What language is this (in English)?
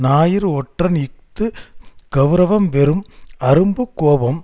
Tamil